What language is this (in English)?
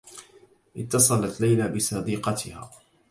Arabic